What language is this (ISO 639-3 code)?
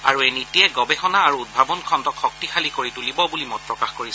asm